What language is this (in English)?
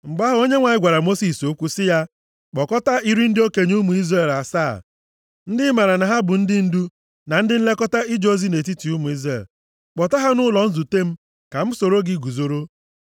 Igbo